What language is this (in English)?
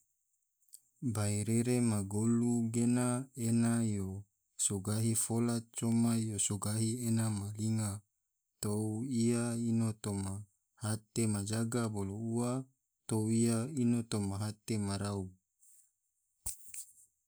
Tidore